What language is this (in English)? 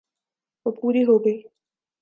Urdu